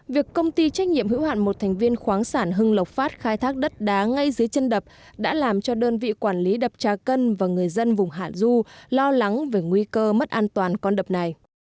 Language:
Vietnamese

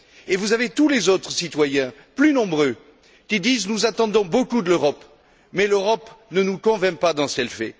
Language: French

